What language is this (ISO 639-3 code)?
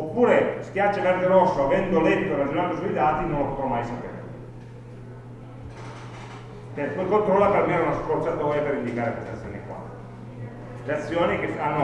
ita